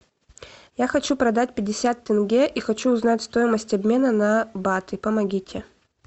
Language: Russian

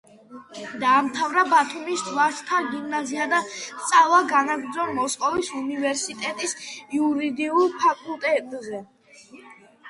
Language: Georgian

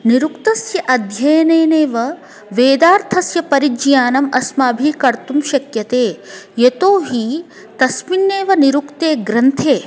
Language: Sanskrit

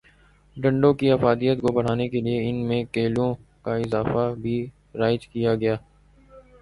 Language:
Urdu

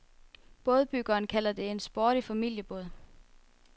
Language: Danish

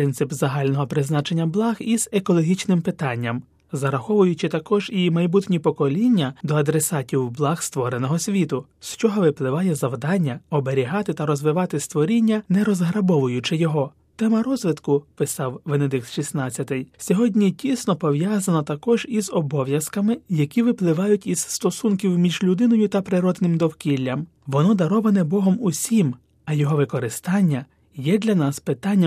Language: Ukrainian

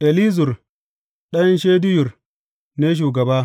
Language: Hausa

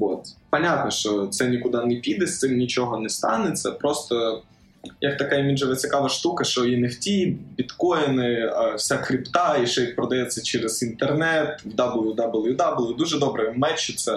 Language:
Ukrainian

